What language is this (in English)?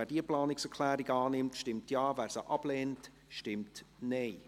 Swiss German